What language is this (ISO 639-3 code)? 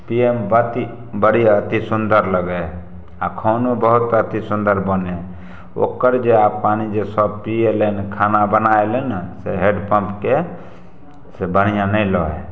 mai